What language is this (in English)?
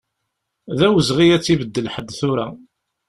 Kabyle